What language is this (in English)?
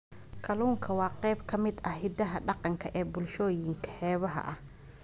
Somali